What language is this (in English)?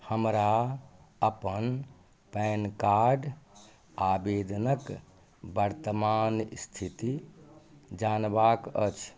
Maithili